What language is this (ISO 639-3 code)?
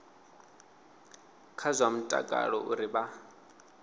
ven